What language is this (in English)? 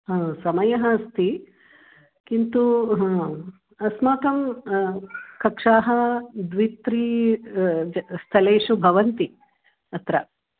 Sanskrit